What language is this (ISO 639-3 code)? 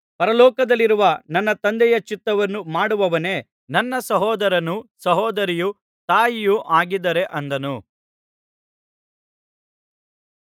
kan